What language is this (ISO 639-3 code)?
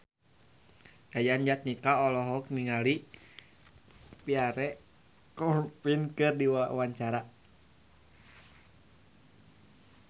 sun